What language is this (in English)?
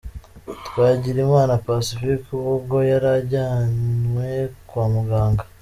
Kinyarwanda